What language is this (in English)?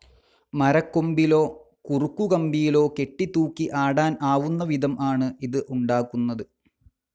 Malayalam